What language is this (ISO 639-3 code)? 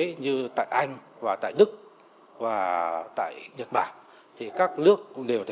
vie